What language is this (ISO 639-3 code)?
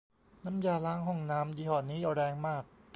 tha